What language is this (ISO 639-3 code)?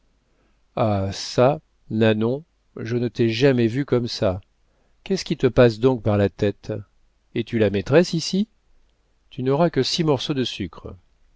fra